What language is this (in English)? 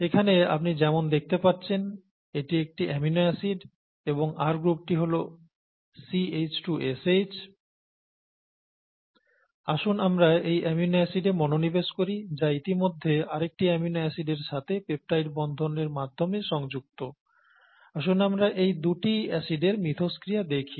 Bangla